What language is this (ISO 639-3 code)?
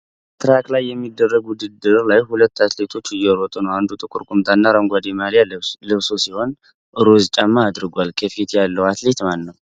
amh